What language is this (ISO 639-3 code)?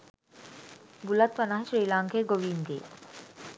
sin